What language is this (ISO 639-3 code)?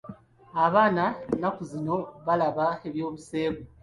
lug